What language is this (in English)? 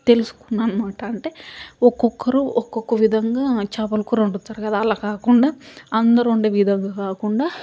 Telugu